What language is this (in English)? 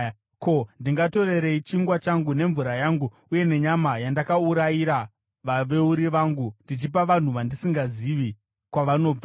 Shona